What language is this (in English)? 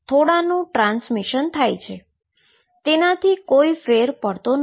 Gujarati